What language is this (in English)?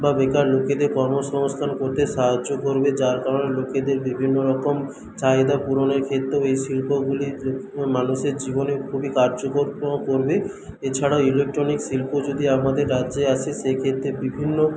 Bangla